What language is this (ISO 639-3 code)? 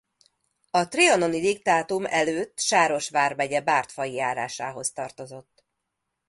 hun